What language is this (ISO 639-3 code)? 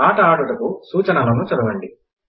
tel